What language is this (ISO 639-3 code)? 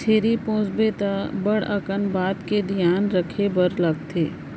hne